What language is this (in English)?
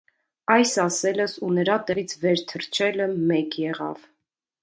Armenian